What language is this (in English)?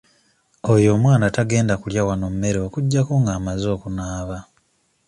Ganda